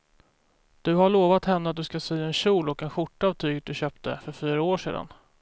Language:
Swedish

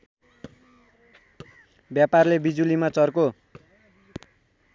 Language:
Nepali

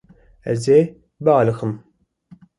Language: Kurdish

